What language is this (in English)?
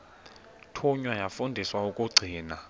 Xhosa